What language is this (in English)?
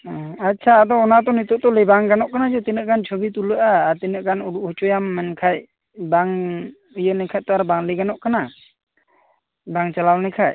Santali